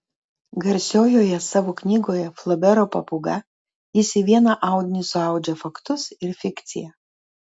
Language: Lithuanian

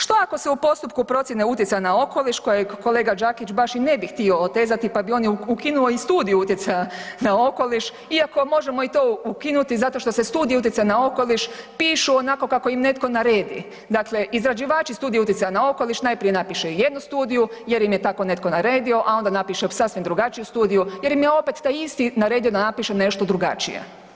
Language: Croatian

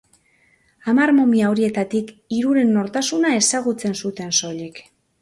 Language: Basque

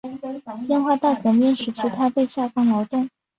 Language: Chinese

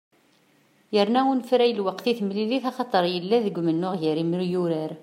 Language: Kabyle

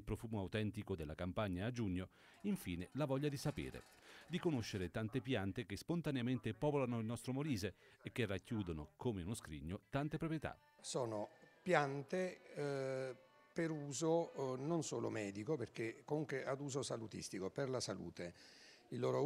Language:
Italian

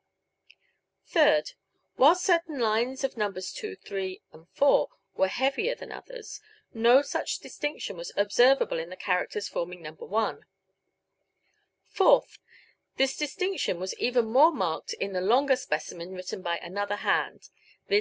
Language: English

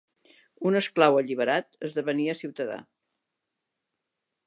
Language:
Catalan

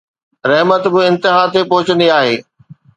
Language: Sindhi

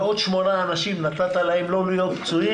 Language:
Hebrew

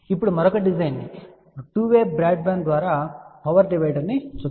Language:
Telugu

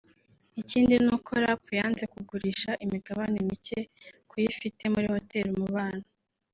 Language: Kinyarwanda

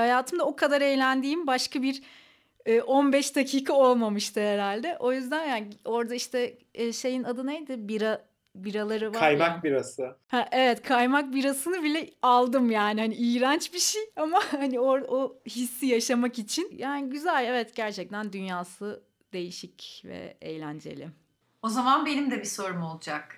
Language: Turkish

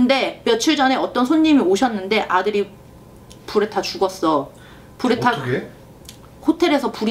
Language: Korean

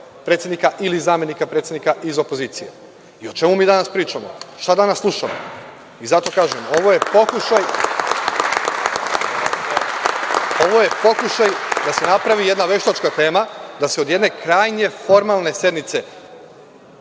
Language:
Serbian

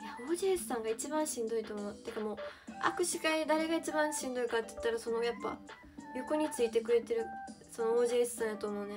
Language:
Japanese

